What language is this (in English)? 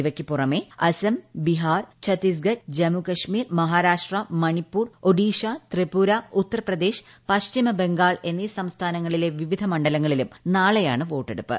Malayalam